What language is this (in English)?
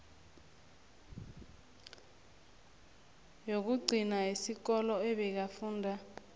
South Ndebele